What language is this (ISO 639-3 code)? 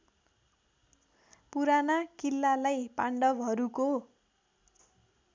nep